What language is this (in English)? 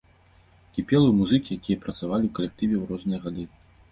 Belarusian